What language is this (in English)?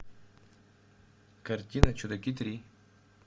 Russian